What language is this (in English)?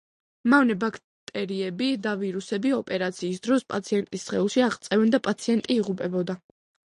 Georgian